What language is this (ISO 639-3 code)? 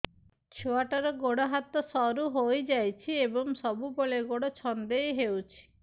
ori